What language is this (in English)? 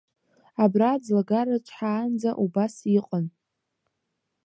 Abkhazian